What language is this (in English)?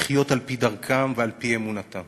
Hebrew